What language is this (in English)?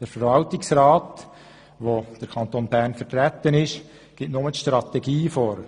Swiss German